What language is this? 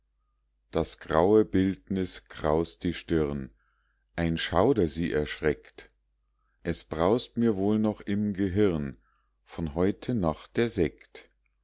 German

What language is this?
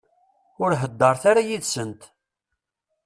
Kabyle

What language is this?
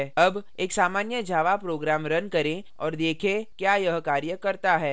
Hindi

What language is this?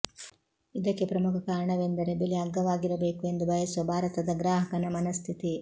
Kannada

